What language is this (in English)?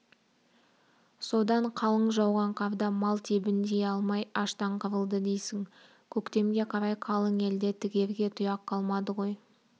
Kazakh